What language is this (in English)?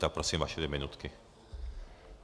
Czech